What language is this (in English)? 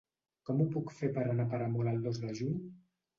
Catalan